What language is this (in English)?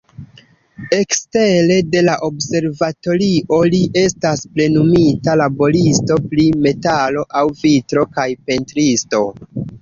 Esperanto